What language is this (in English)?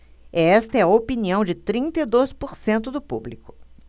Portuguese